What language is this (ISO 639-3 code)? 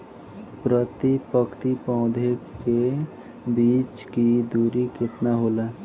bho